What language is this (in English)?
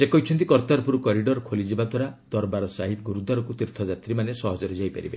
Odia